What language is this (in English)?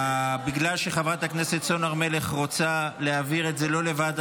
Hebrew